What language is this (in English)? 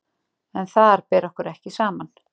Icelandic